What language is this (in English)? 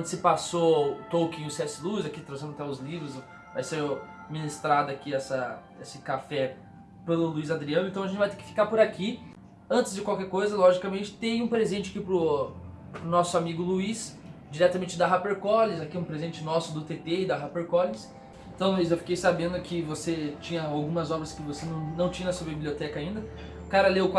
Portuguese